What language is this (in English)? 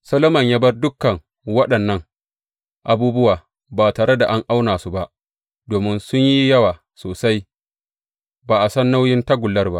Hausa